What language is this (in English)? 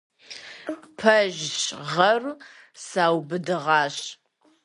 Kabardian